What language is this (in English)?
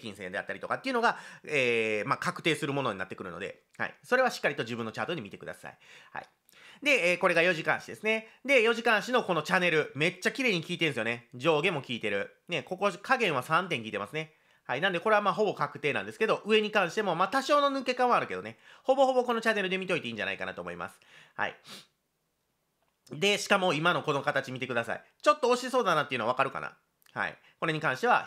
Japanese